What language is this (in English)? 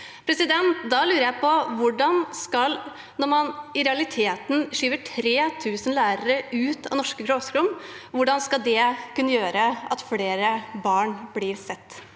Norwegian